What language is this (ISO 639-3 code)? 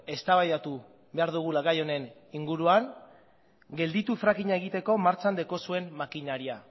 eus